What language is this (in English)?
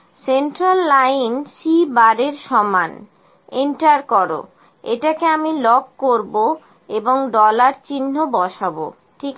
Bangla